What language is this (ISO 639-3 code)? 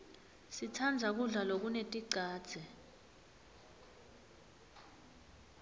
ssw